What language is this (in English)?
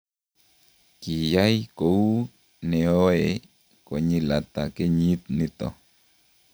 Kalenjin